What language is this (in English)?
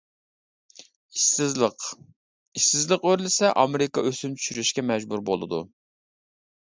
Uyghur